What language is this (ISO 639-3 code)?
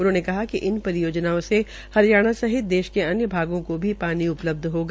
hin